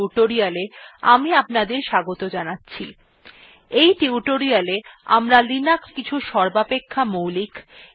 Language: Bangla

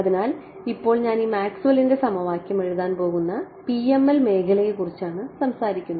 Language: Malayalam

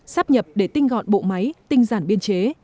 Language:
Vietnamese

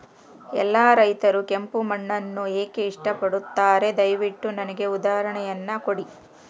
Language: Kannada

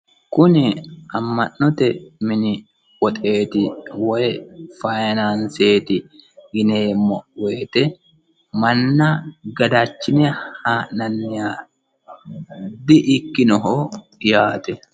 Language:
Sidamo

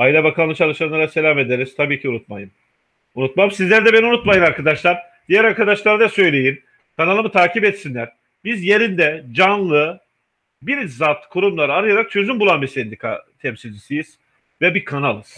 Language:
Turkish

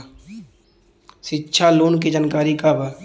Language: Bhojpuri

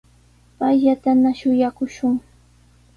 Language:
Sihuas Ancash Quechua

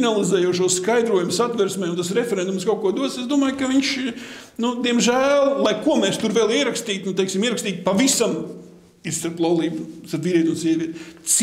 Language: Latvian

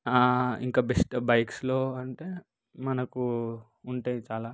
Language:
Telugu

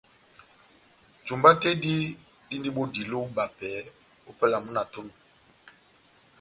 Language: Batanga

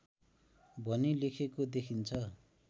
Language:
Nepali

